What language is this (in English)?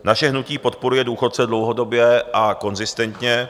Czech